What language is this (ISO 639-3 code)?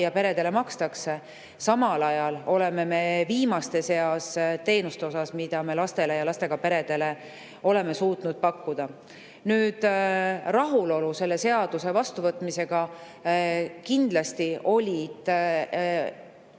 est